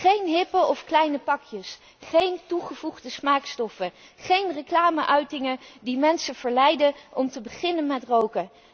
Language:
Dutch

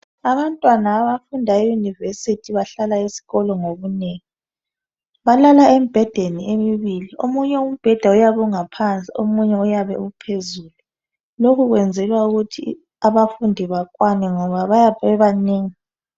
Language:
North Ndebele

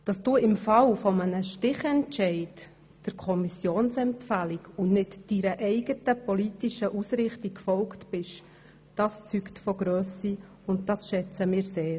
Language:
Swiss German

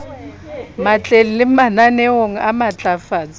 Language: Southern Sotho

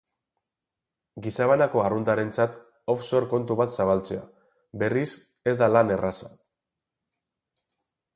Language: Basque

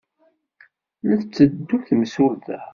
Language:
Kabyle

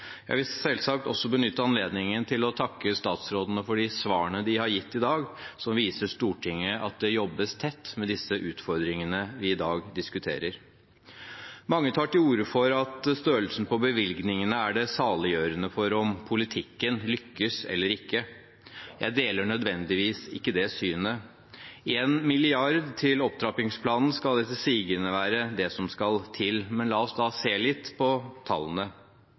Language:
Norwegian Bokmål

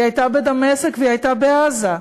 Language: Hebrew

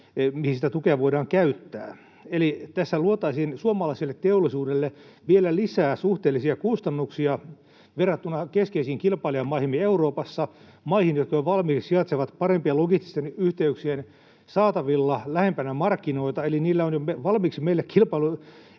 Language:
Finnish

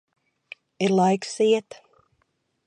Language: Latvian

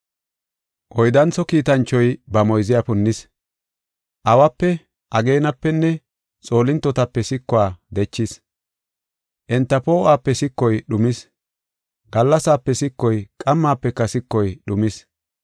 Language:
Gofa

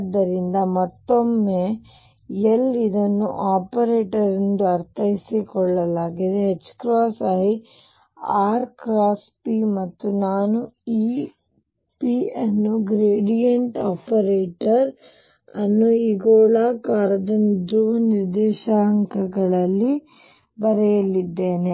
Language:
Kannada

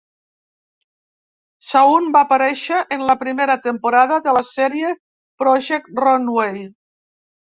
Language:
Catalan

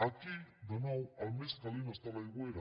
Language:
Catalan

